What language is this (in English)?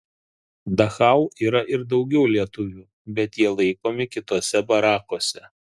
Lithuanian